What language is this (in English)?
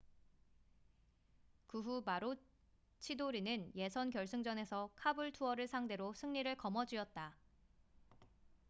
Korean